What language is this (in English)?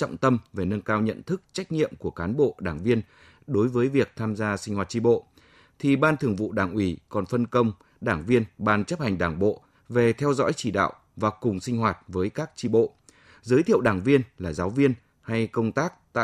Vietnamese